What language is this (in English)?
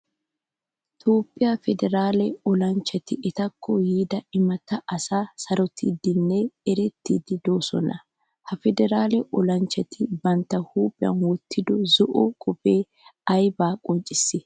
Wolaytta